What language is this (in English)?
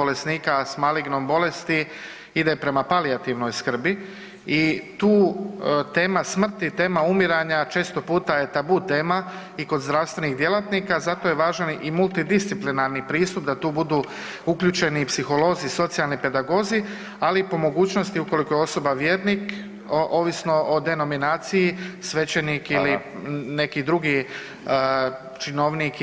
Croatian